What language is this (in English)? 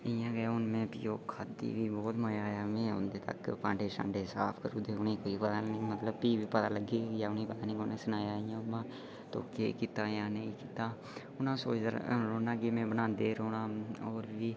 Dogri